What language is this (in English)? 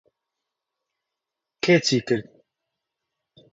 Central Kurdish